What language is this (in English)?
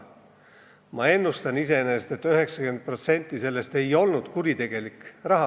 Estonian